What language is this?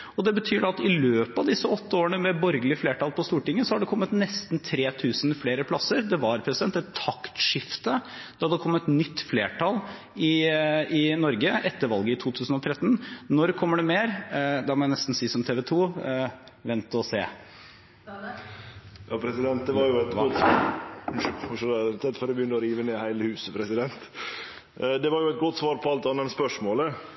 Norwegian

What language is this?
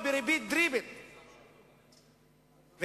Hebrew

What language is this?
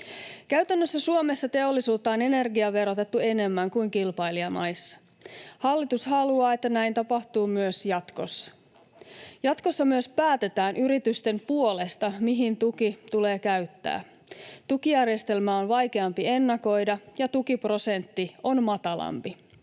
Finnish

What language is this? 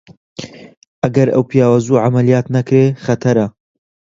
Central Kurdish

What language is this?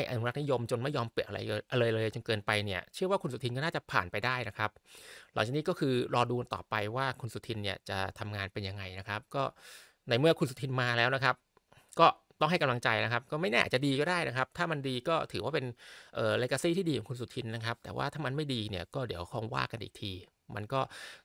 Thai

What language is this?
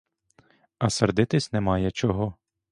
Ukrainian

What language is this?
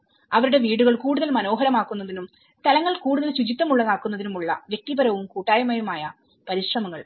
Malayalam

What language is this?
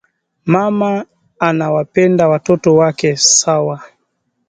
Swahili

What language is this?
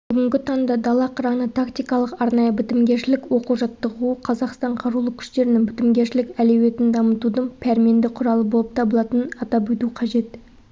Kazakh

